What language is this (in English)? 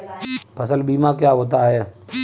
Hindi